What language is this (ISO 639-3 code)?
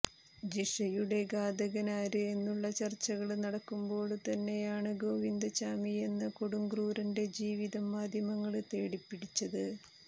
mal